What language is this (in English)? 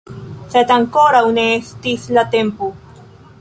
Esperanto